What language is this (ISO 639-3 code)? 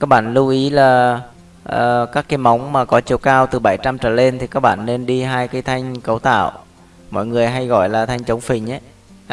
vie